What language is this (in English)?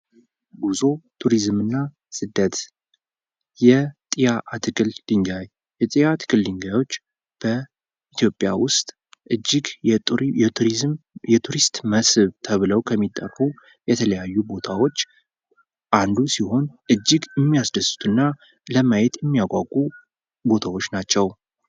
Amharic